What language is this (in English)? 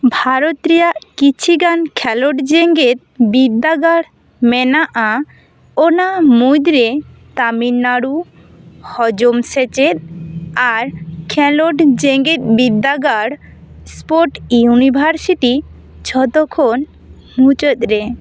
Santali